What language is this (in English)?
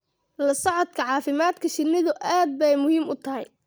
Somali